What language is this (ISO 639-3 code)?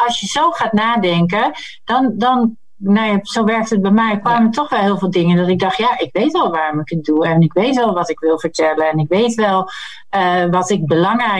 nld